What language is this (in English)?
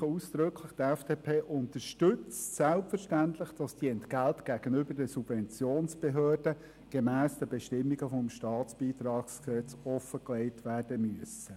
Swiss German